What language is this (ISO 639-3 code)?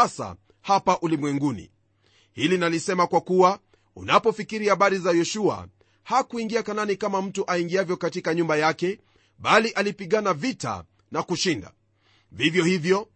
swa